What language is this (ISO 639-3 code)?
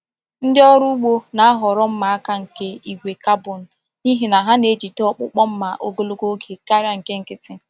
ibo